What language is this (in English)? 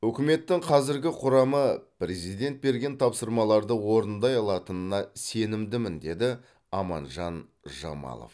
Kazakh